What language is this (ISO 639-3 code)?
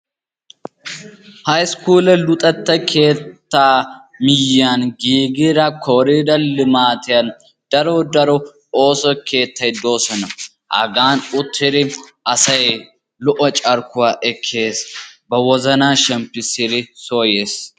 wal